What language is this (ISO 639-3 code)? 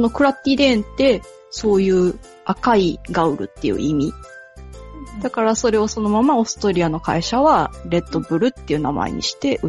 jpn